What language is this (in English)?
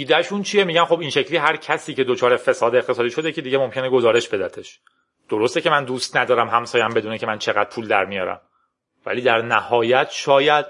Persian